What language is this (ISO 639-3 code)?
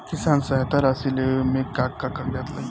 bho